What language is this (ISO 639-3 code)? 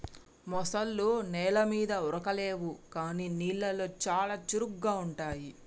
tel